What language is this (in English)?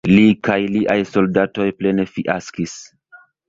Esperanto